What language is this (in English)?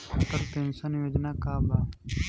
Bhojpuri